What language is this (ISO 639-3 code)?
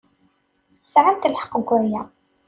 kab